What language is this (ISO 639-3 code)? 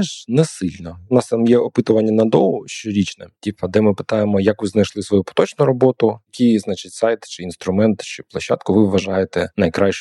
ukr